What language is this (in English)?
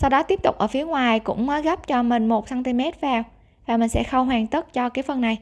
Vietnamese